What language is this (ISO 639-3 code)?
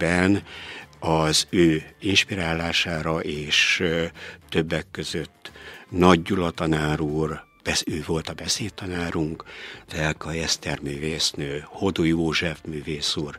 hun